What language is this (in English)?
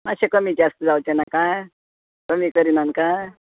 Konkani